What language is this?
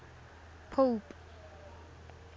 Tswana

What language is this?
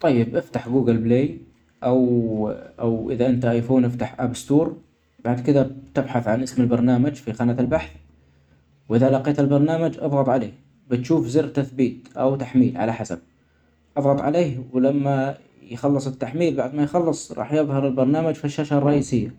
Omani Arabic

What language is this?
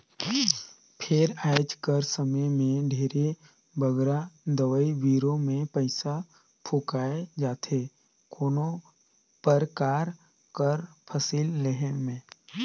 Chhattisgarhi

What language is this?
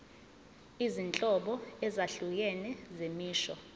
Zulu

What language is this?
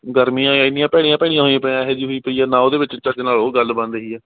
Punjabi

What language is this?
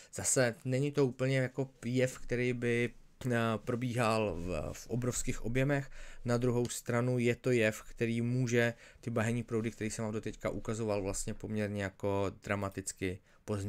Czech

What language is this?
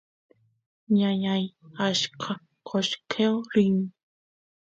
Santiago del Estero Quichua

